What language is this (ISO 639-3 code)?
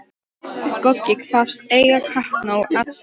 isl